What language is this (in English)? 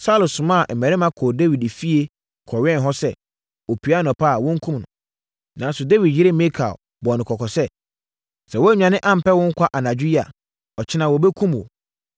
Akan